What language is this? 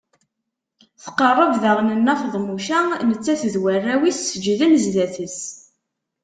Kabyle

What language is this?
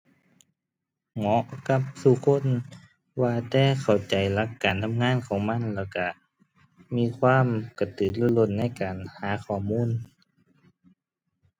Thai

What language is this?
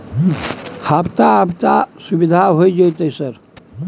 Maithili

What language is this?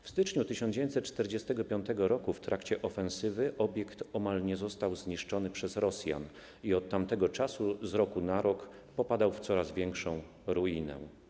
Polish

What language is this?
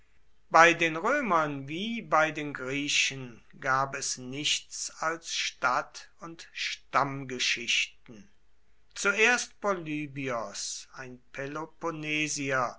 German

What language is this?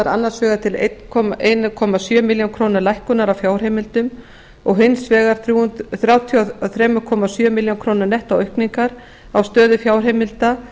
Icelandic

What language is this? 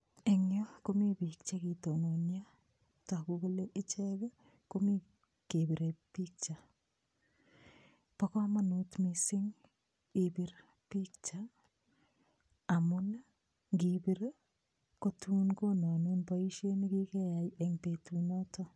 Kalenjin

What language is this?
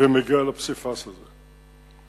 Hebrew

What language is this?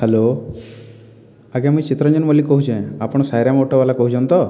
Odia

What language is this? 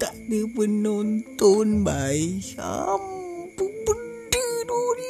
Malay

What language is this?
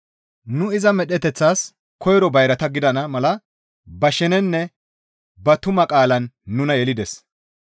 Gamo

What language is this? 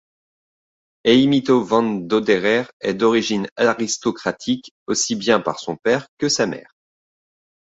French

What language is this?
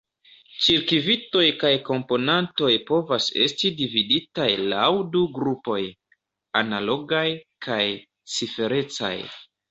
Esperanto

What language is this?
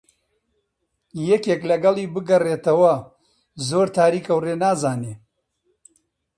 Central Kurdish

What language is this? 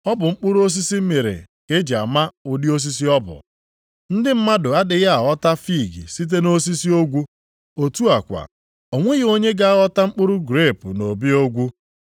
Igbo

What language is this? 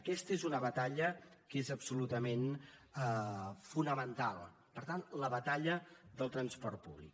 Catalan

